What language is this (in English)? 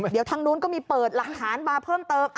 Thai